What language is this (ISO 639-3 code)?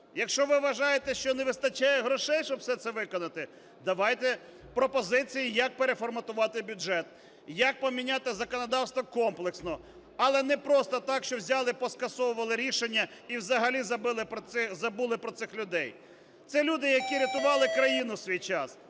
ukr